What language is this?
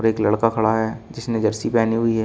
Hindi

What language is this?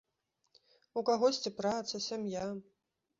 Belarusian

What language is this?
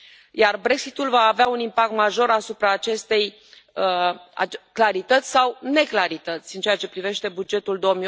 Romanian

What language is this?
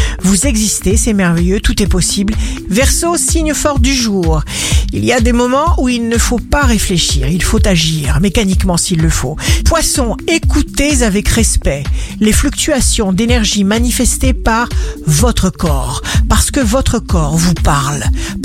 French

